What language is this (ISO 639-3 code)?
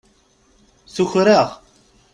kab